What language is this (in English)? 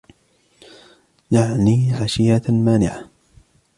Arabic